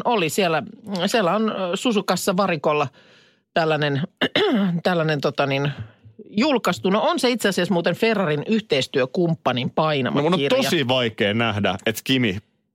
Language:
Finnish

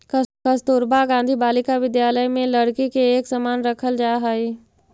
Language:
Magahi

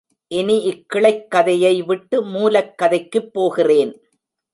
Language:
Tamil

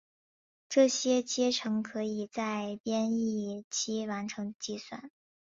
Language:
Chinese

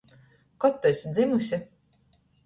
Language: Latgalian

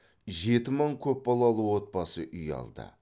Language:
Kazakh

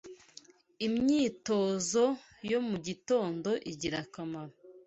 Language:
Kinyarwanda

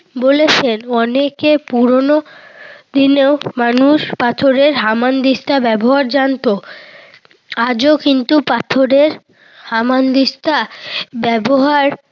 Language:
Bangla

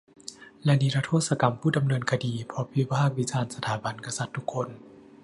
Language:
Thai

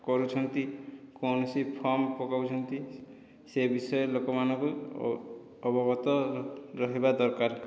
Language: Odia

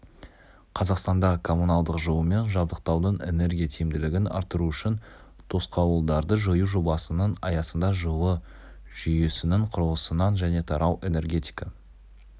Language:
Kazakh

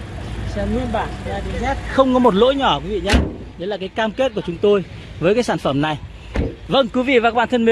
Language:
Vietnamese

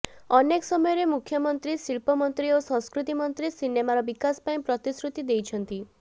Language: Odia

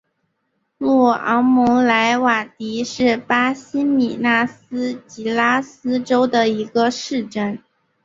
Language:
Chinese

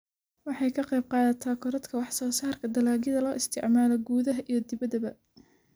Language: Somali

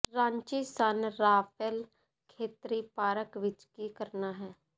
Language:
Punjabi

